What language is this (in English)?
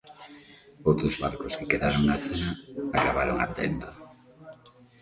Galician